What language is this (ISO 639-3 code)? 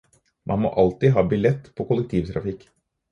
nob